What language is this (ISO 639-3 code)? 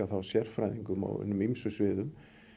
isl